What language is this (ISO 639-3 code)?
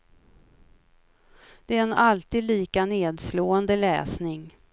swe